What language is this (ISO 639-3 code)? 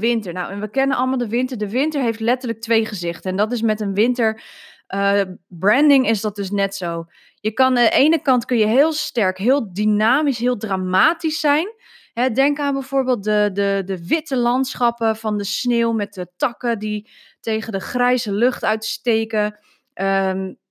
nld